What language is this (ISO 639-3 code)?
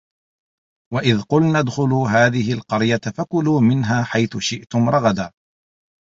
ara